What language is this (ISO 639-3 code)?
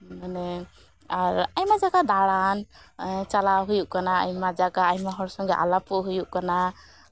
sat